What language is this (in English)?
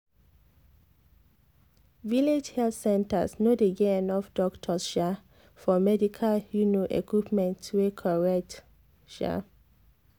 Nigerian Pidgin